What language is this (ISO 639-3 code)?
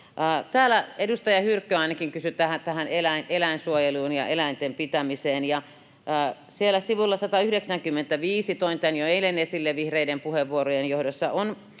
fin